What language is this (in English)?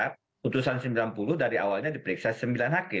Indonesian